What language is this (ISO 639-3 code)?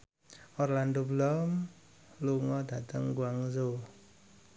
jav